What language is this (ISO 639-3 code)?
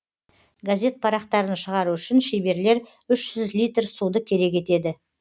kaz